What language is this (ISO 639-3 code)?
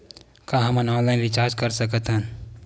hne